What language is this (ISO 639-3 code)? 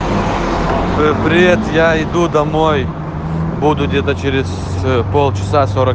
rus